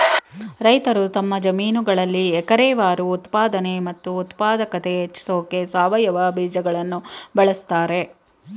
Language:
Kannada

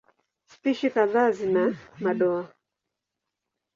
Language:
Swahili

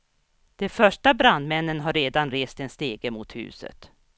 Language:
Swedish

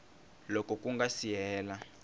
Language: Tsonga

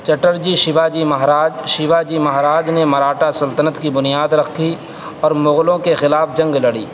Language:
Urdu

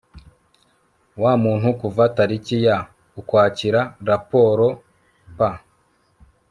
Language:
Kinyarwanda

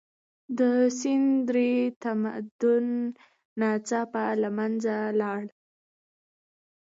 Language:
Pashto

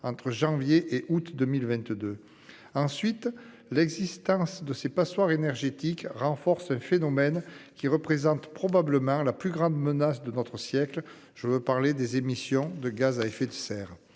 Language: French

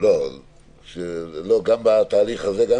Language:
Hebrew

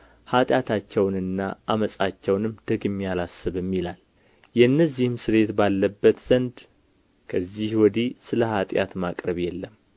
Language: Amharic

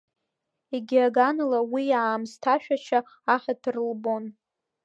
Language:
Abkhazian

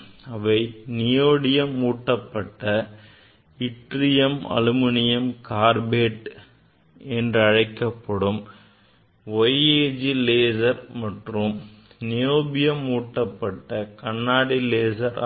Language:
Tamil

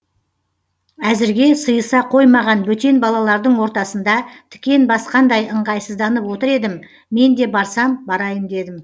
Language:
Kazakh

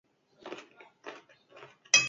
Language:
Basque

